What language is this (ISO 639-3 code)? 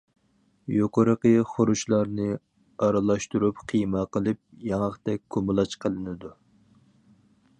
uig